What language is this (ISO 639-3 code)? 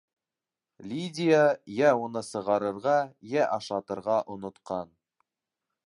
bak